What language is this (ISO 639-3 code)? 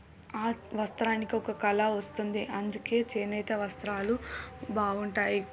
tel